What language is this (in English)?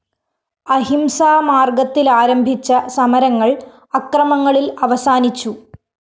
Malayalam